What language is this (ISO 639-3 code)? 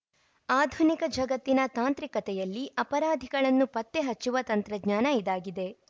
kan